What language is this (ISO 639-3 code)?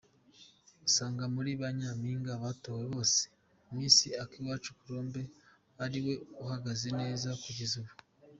kin